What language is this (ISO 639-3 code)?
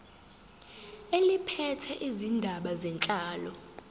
zul